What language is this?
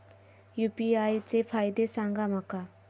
Marathi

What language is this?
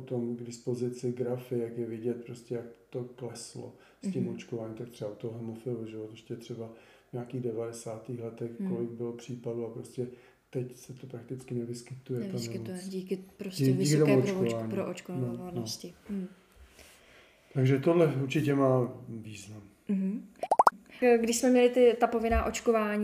Czech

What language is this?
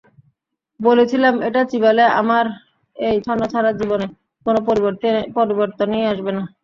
Bangla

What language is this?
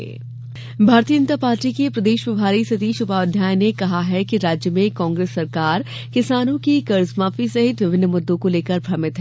Hindi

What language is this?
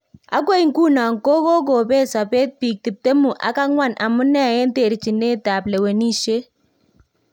Kalenjin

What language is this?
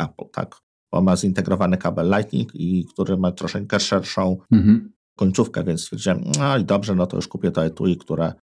Polish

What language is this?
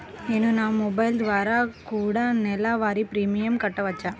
Telugu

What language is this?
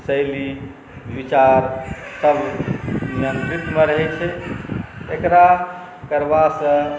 Maithili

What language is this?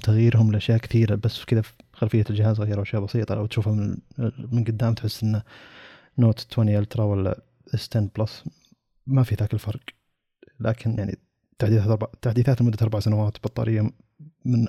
Arabic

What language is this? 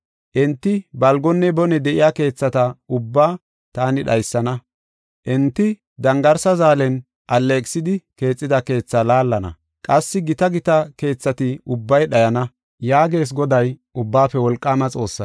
Gofa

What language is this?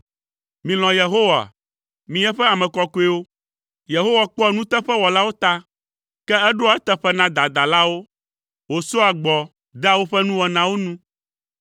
Ewe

